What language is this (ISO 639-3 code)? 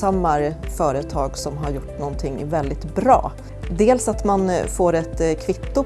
swe